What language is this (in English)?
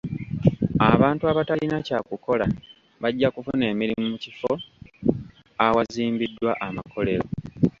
Ganda